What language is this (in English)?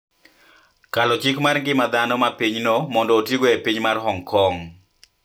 Luo (Kenya and Tanzania)